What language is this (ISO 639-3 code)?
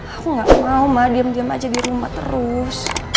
ind